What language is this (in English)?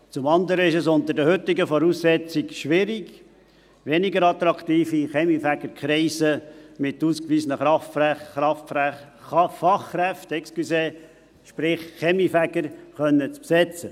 Swiss German